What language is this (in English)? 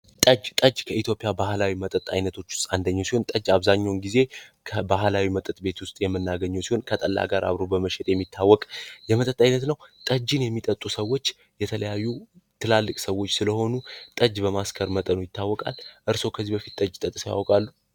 Amharic